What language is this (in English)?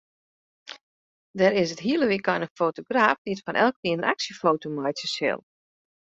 Western Frisian